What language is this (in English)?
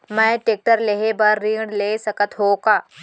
Chhattisgarhi